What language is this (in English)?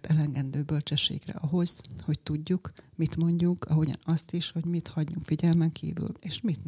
Hungarian